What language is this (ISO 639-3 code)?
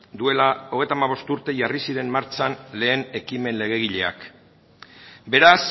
eus